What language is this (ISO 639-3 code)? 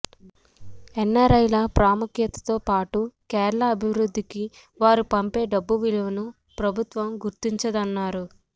tel